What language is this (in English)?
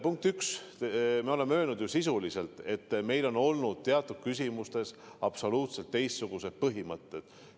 Estonian